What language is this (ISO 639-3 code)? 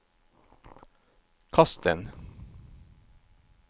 nor